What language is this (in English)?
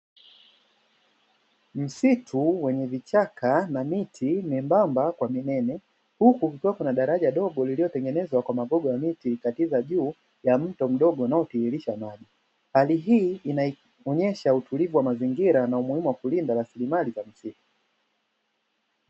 Swahili